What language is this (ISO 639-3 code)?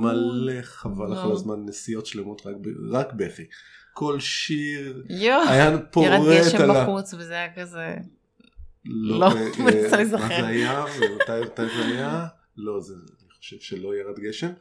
heb